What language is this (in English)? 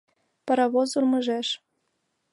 Mari